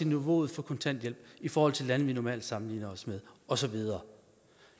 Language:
Danish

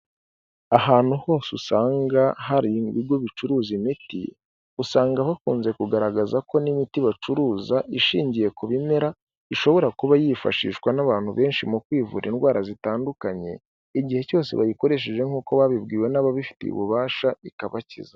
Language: Kinyarwanda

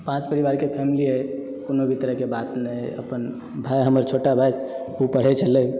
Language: Maithili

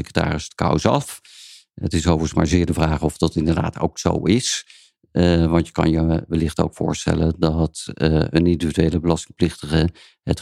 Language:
Dutch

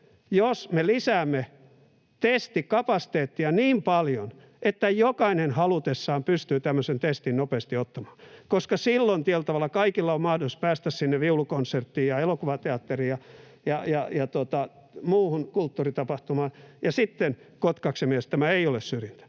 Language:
Finnish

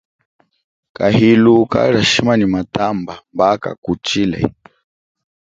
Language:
Chokwe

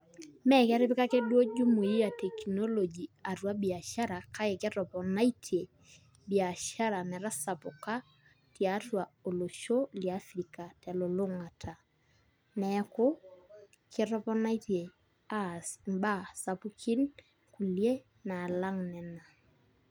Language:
Masai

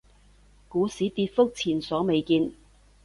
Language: Cantonese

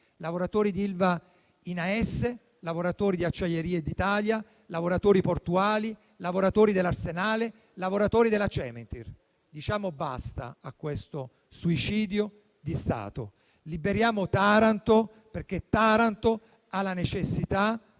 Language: Italian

